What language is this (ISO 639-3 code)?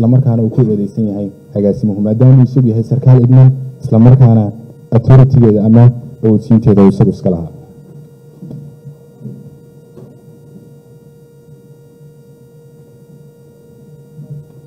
ara